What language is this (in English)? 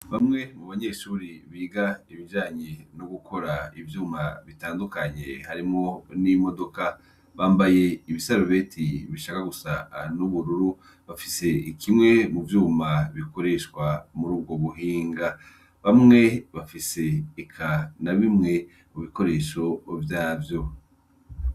Rundi